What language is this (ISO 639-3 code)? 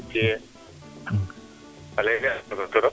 srr